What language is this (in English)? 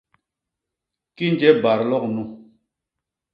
Basaa